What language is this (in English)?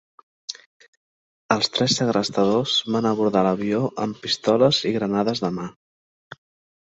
Catalan